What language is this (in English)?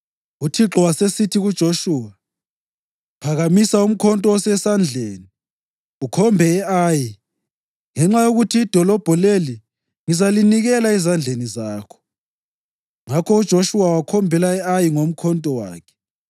North Ndebele